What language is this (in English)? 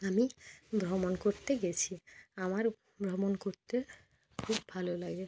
Bangla